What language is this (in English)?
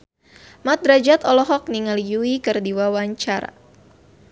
Sundanese